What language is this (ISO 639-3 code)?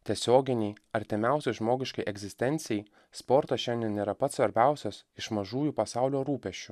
lit